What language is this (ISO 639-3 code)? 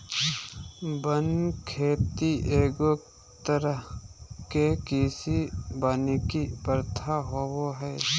mag